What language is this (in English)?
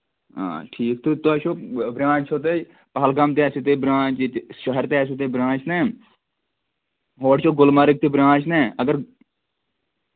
Kashmiri